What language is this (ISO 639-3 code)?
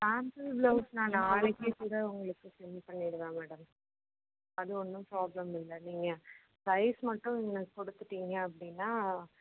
tam